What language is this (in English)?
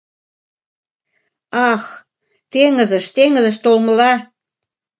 Mari